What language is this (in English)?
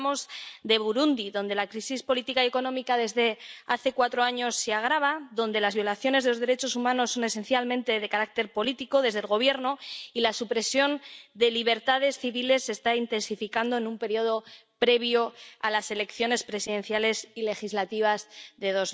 Spanish